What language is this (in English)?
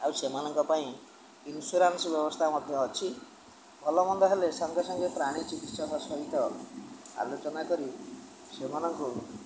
Odia